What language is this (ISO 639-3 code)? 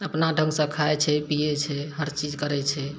mai